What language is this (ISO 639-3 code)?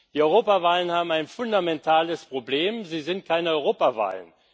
deu